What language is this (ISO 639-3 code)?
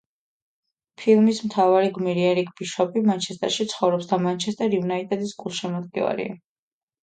kat